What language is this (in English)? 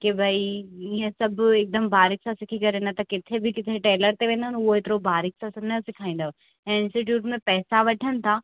Sindhi